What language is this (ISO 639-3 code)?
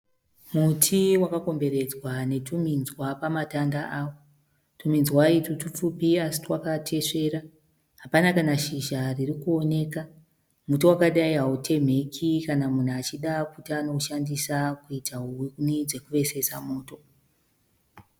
sna